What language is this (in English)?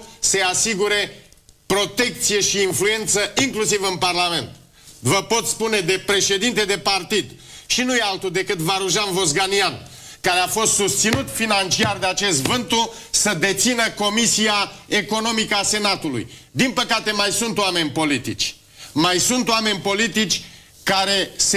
Romanian